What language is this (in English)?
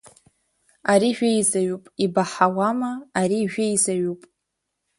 Abkhazian